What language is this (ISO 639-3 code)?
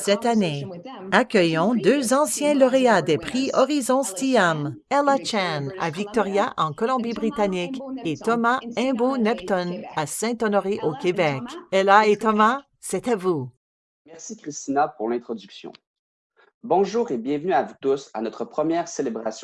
fra